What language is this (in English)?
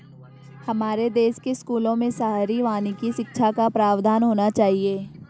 Hindi